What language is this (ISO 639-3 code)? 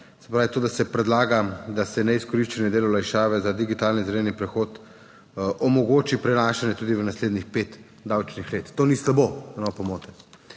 slv